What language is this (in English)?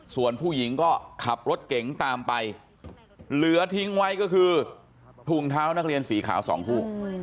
Thai